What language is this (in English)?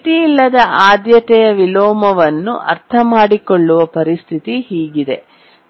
Kannada